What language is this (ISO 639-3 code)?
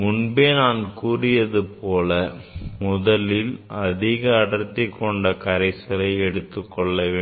tam